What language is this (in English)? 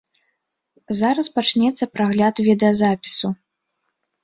Belarusian